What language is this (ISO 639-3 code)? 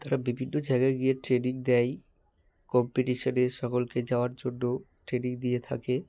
ben